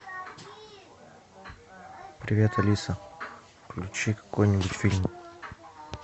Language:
Russian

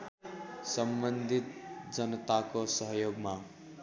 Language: Nepali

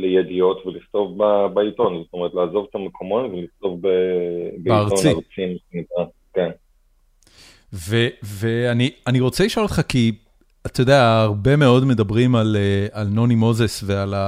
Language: Hebrew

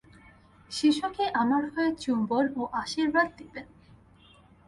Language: Bangla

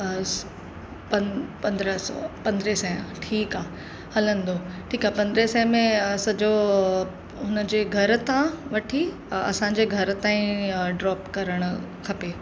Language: Sindhi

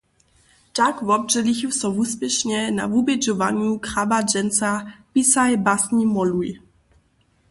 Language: Upper Sorbian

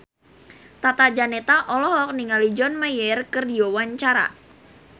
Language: Sundanese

